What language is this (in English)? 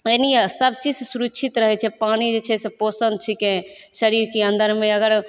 Maithili